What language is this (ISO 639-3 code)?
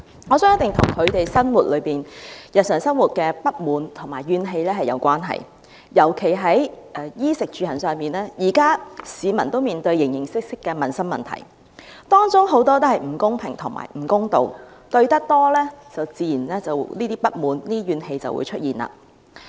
yue